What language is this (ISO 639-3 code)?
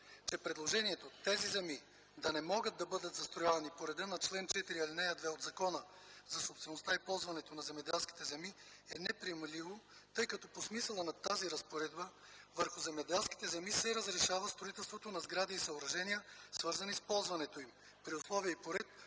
bul